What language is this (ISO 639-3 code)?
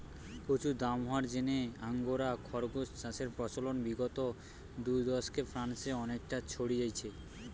ben